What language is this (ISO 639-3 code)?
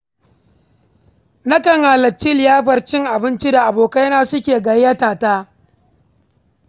hau